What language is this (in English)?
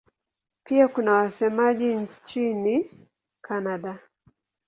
Swahili